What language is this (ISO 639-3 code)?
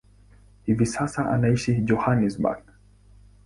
swa